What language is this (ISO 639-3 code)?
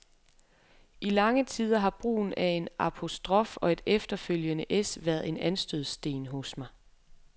dan